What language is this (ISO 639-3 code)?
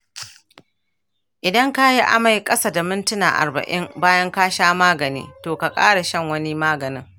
hau